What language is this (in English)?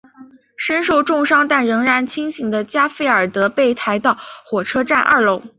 Chinese